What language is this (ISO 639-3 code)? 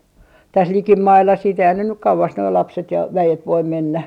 fin